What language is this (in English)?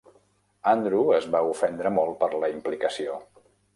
Catalan